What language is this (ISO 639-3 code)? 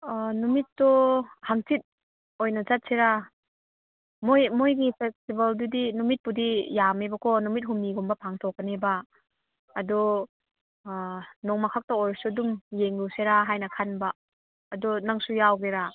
mni